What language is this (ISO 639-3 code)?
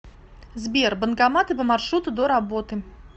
rus